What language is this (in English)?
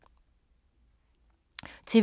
Danish